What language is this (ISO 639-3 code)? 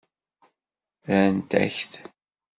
kab